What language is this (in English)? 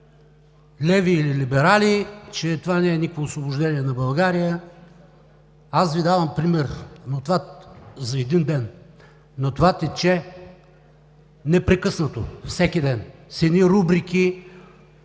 Bulgarian